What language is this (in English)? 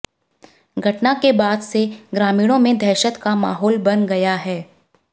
Hindi